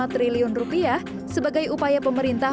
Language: Indonesian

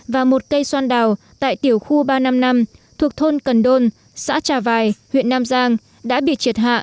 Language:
Vietnamese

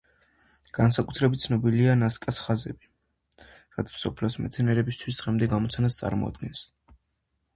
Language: Georgian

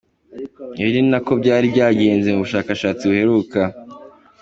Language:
Kinyarwanda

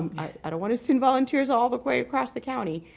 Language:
English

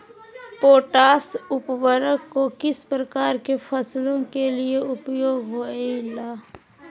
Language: Magahi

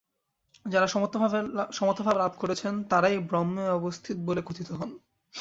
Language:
Bangla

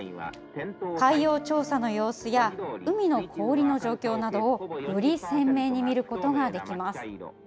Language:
Japanese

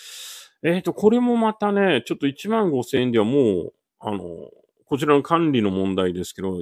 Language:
Japanese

